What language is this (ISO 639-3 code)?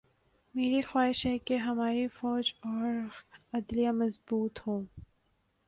urd